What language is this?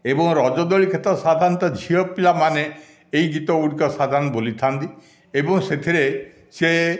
Odia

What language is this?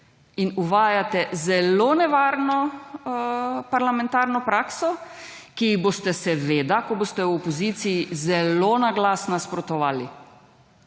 Slovenian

